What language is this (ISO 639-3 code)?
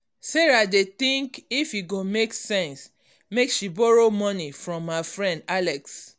pcm